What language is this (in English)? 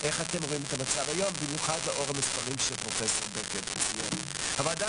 Hebrew